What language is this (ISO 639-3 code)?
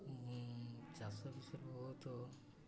ori